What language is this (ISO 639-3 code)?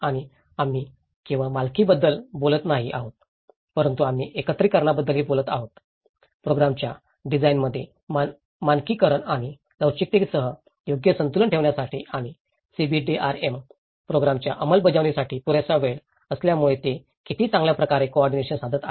mar